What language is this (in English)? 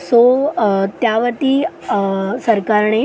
Marathi